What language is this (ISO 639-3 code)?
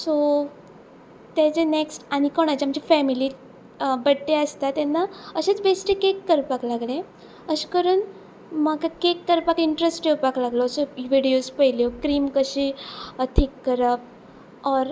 kok